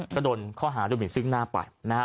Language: Thai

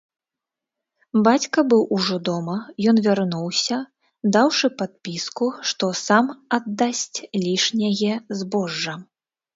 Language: Belarusian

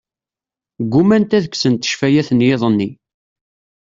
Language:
Kabyle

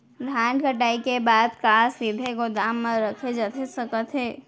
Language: Chhattisgarhi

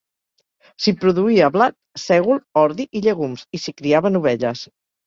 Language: Catalan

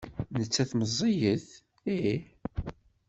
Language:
Kabyle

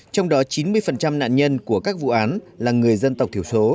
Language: Vietnamese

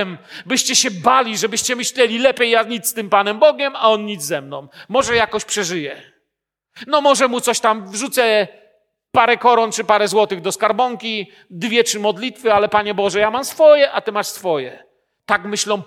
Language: Polish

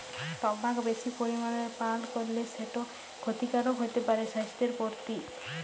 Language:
Bangla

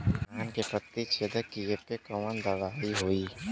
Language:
Bhojpuri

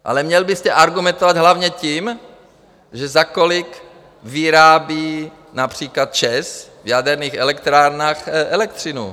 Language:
Czech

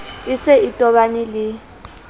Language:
Southern Sotho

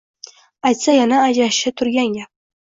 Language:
Uzbek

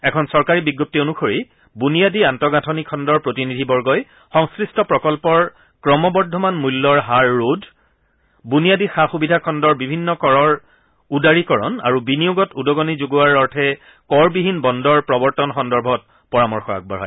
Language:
Assamese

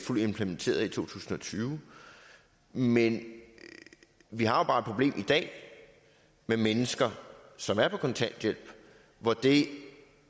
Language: Danish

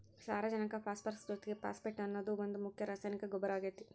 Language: Kannada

